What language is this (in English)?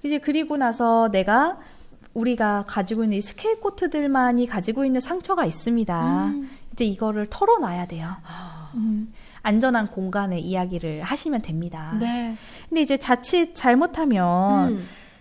Korean